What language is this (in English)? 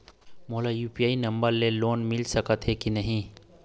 Chhattisgarhi